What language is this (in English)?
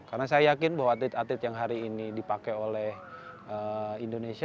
Indonesian